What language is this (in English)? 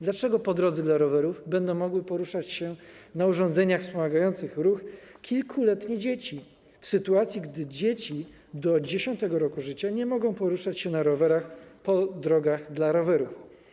Polish